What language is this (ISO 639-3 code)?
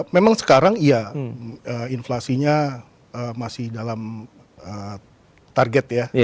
ind